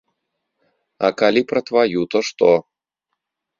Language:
Belarusian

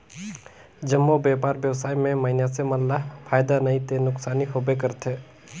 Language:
Chhattisgarhi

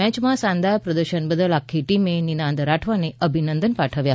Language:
Gujarati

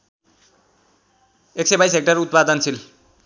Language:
Nepali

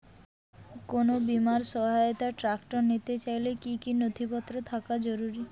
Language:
Bangla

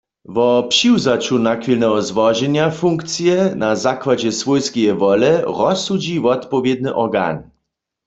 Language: Upper Sorbian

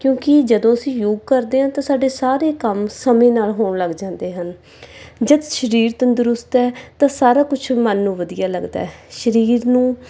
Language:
Punjabi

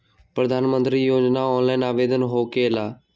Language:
Magahi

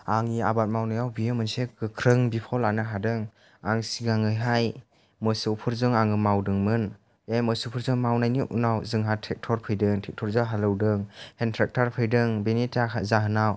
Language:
Bodo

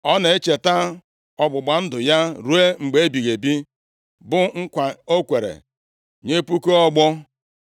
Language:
Igbo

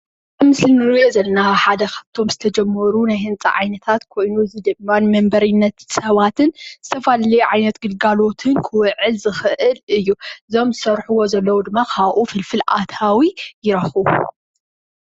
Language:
Tigrinya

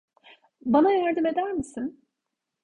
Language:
Turkish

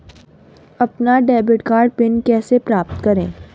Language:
Hindi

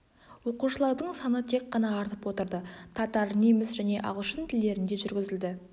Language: Kazakh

